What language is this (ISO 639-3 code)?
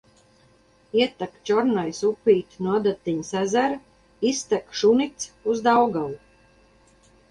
lav